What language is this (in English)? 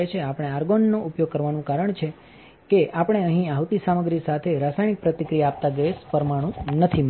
Gujarati